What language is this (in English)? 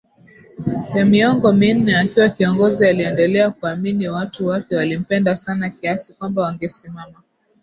Swahili